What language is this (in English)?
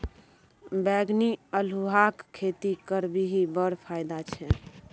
Maithili